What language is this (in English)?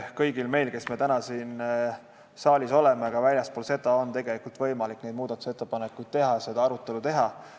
Estonian